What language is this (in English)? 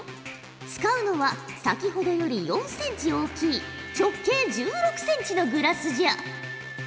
Japanese